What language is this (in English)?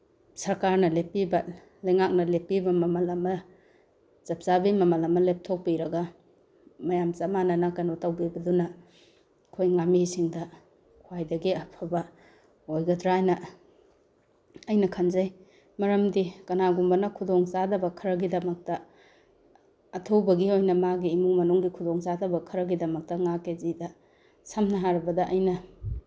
Manipuri